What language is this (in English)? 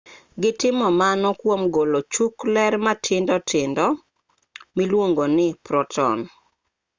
Luo (Kenya and Tanzania)